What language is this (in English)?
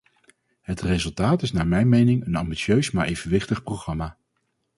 Dutch